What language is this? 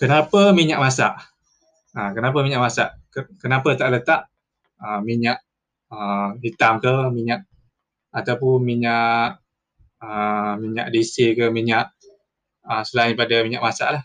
Malay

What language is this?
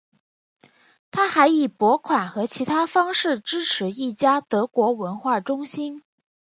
Chinese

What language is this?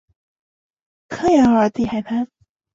Chinese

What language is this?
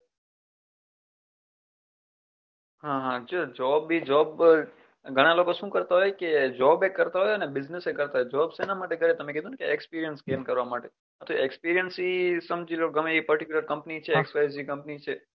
Gujarati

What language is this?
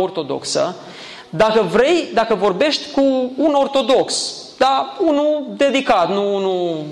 Romanian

